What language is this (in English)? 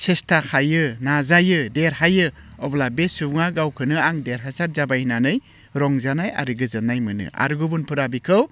Bodo